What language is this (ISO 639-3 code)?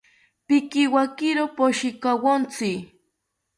cpy